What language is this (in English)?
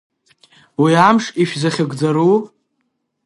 Abkhazian